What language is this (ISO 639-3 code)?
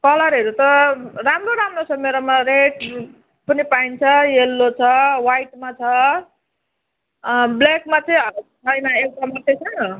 nep